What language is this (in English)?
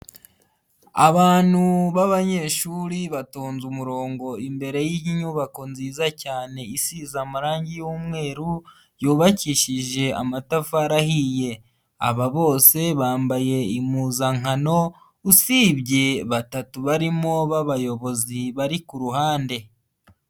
Kinyarwanda